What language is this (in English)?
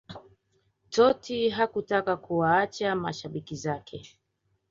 Swahili